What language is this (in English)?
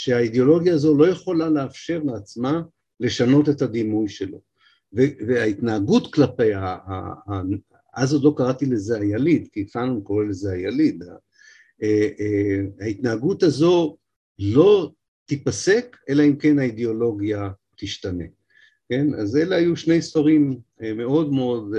Hebrew